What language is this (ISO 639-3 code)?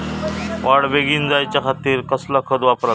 mar